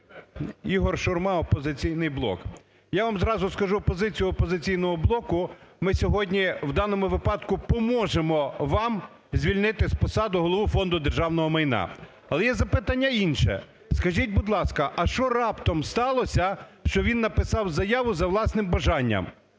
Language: Ukrainian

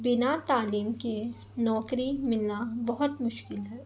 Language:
Urdu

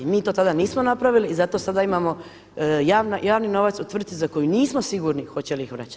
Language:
Croatian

